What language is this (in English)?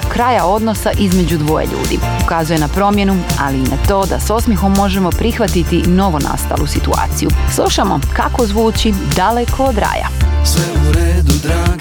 Croatian